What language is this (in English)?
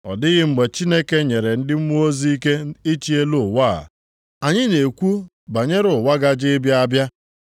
Igbo